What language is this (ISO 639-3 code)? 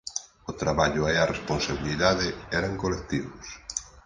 glg